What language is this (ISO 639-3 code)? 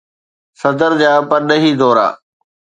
snd